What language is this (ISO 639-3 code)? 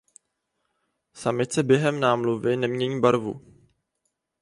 ces